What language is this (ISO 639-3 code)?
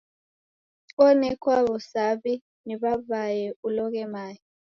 dav